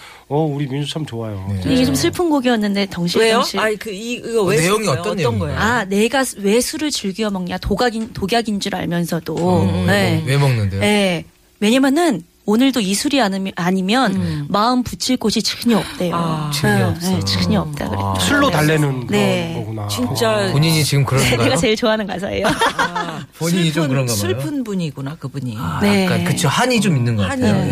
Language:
Korean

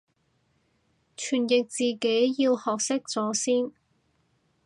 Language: Cantonese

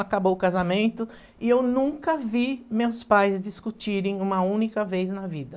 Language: Portuguese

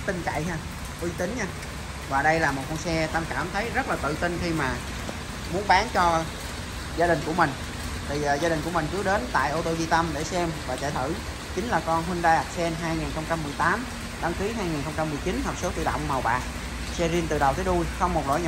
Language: Vietnamese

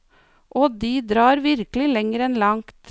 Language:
Norwegian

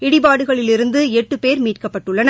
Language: Tamil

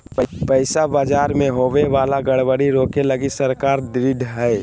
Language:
Magahi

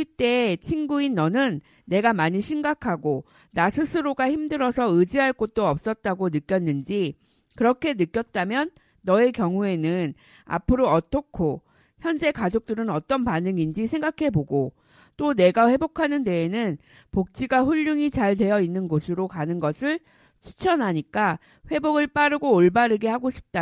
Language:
Korean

